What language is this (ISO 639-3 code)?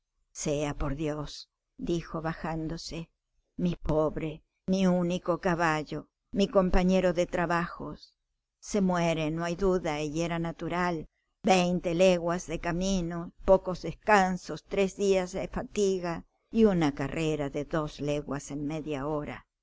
spa